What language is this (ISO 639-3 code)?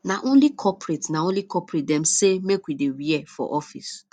pcm